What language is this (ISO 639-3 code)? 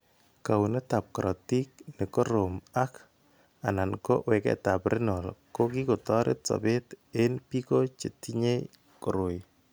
kln